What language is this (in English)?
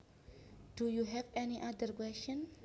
Javanese